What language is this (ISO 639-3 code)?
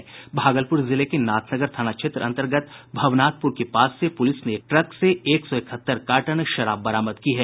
hin